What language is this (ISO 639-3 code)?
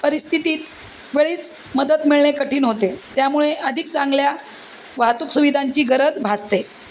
mar